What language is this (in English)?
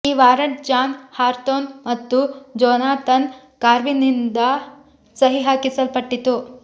Kannada